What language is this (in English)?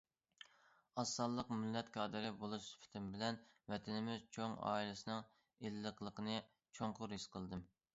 Uyghur